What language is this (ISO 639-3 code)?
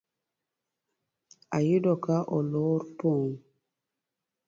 luo